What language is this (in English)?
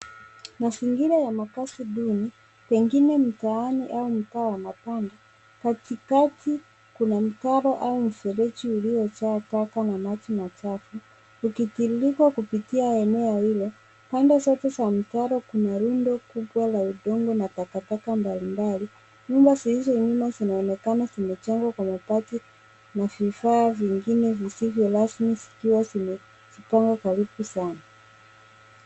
Swahili